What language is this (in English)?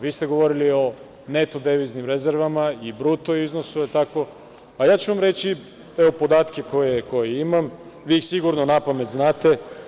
Serbian